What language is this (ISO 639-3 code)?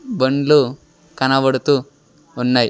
tel